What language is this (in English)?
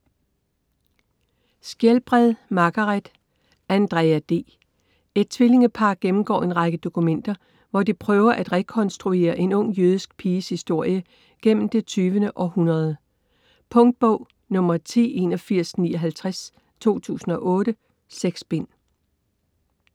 Danish